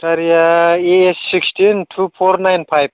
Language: Bodo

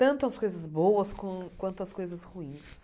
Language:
Portuguese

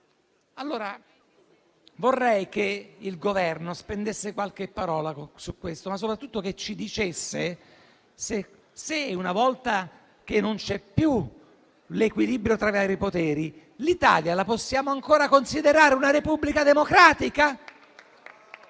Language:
Italian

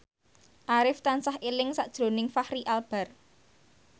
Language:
Javanese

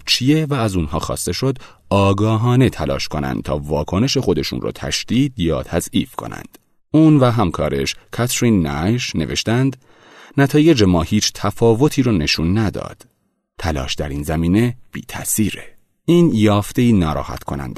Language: Persian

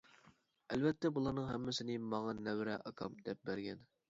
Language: Uyghur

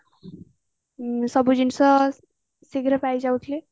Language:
Odia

